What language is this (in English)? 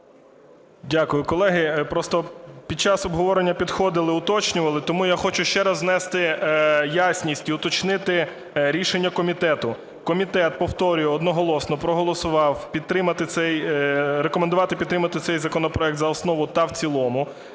Ukrainian